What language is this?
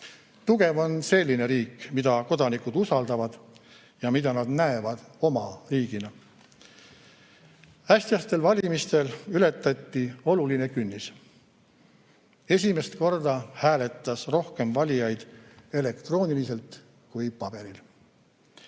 Estonian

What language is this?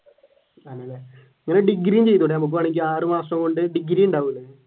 Malayalam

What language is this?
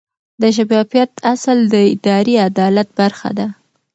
Pashto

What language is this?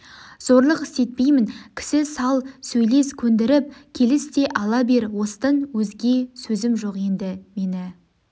Kazakh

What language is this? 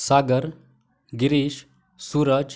Marathi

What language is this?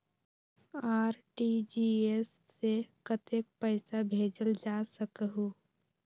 Magahi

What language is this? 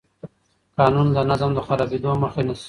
Pashto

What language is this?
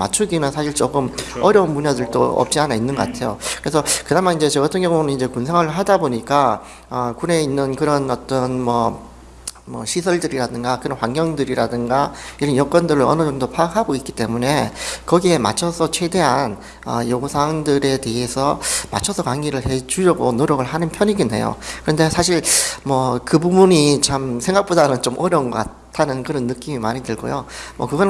Korean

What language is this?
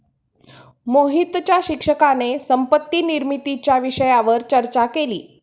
Marathi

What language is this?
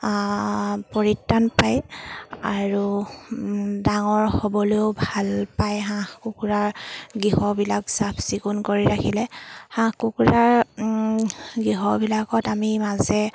Assamese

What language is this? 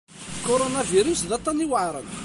Kabyle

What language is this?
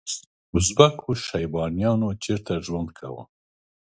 Pashto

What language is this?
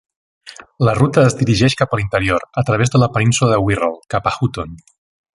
Catalan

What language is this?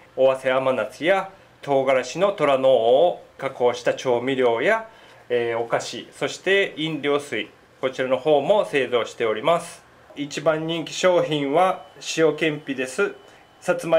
Japanese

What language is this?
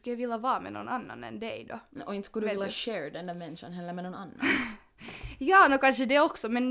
Swedish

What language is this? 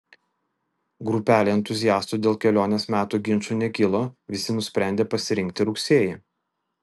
Lithuanian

